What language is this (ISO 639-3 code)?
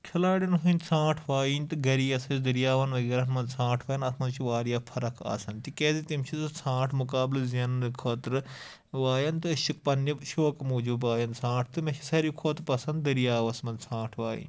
kas